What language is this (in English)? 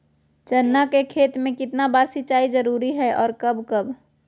Magahi